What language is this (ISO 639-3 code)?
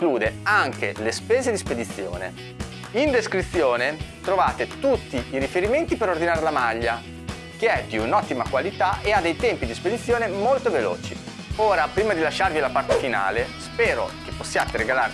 ita